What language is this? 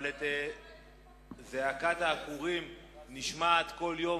Hebrew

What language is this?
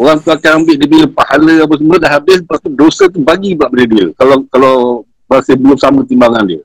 Malay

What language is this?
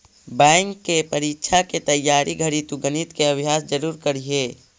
Magahi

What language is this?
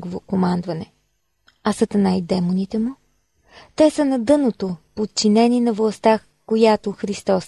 Bulgarian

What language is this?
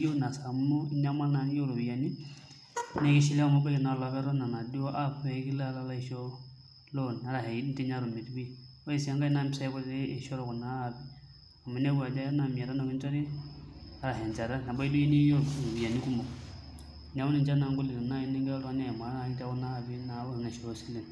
Masai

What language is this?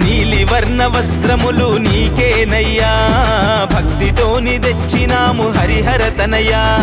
Telugu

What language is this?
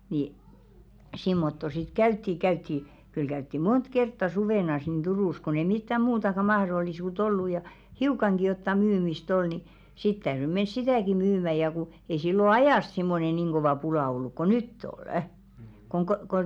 Finnish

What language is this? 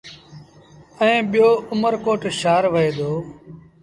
Sindhi Bhil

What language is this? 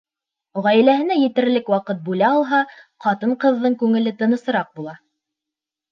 Bashkir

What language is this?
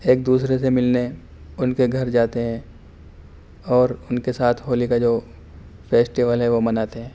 Urdu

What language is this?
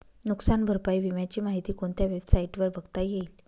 Marathi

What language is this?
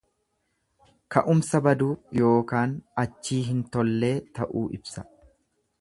Oromo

